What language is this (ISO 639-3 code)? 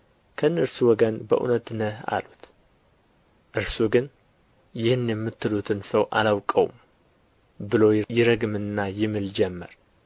amh